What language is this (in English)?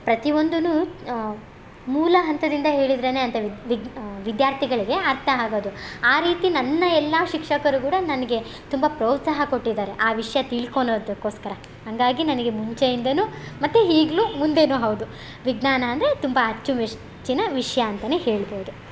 Kannada